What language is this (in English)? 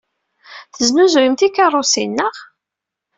Kabyle